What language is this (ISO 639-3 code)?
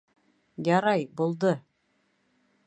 bak